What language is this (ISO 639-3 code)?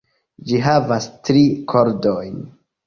epo